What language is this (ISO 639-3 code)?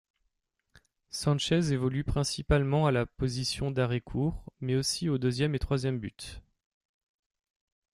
fra